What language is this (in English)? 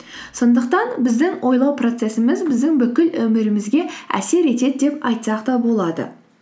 Kazakh